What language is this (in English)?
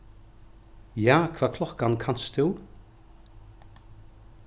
Faroese